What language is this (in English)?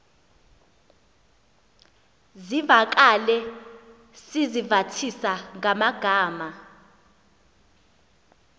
Xhosa